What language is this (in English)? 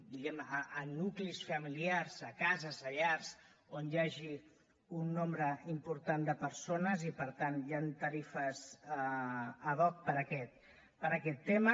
Catalan